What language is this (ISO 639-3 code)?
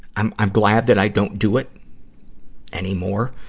eng